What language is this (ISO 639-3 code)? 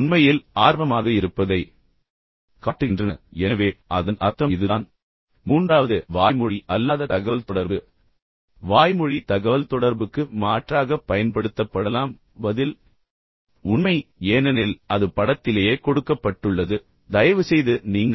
tam